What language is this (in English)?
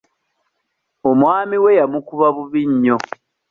Ganda